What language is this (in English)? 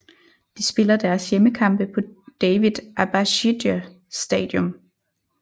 Danish